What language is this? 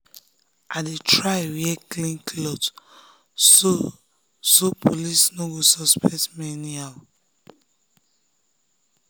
Nigerian Pidgin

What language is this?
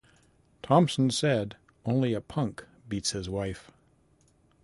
English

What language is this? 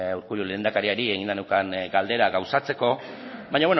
Basque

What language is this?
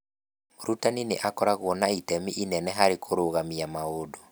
Kikuyu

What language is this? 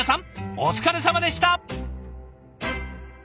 Japanese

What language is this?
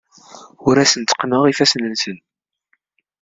Kabyle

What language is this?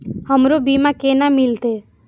Maithili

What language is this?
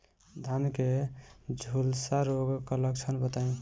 Bhojpuri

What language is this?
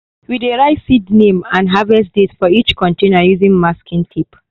Nigerian Pidgin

